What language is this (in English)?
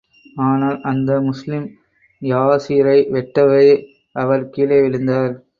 Tamil